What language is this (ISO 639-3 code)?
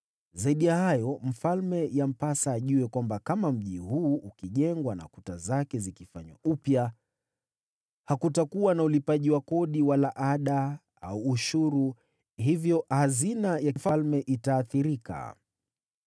swa